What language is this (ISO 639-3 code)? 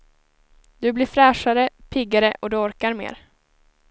swe